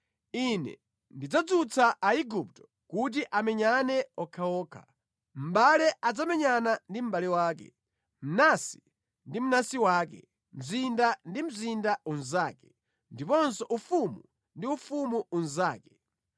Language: Nyanja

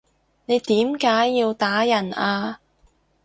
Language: Cantonese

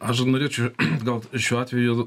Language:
Lithuanian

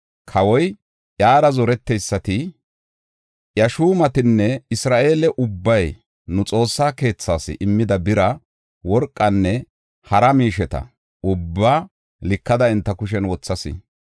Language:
Gofa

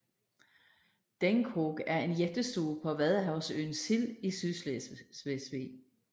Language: Danish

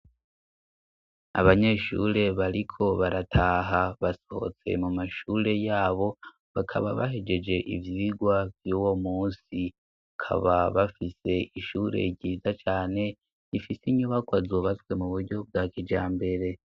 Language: Rundi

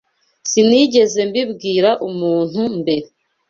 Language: Kinyarwanda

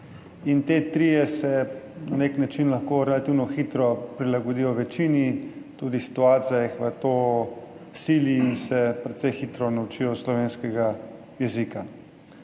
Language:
Slovenian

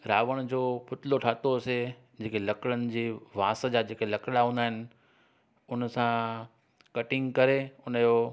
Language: Sindhi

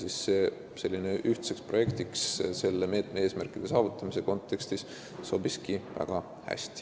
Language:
Estonian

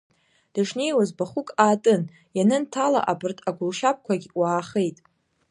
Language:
Abkhazian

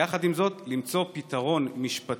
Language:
Hebrew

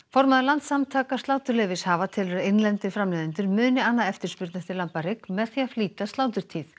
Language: Icelandic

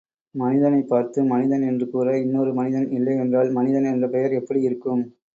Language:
Tamil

